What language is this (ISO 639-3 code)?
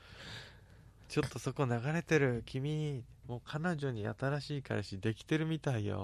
jpn